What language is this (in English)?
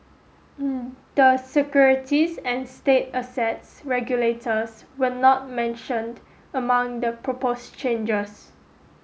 English